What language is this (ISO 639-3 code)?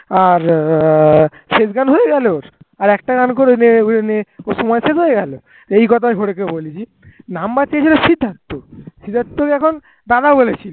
ben